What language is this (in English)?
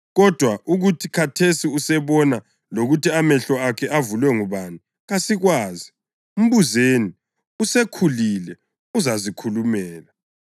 North Ndebele